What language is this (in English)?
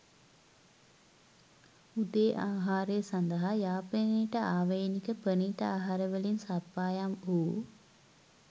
Sinhala